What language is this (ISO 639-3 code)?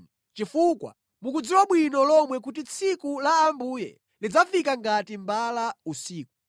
nya